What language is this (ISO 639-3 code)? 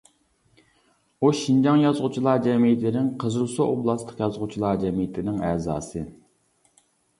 uig